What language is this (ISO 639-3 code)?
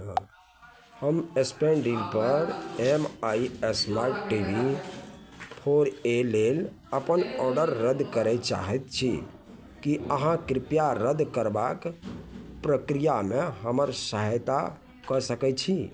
mai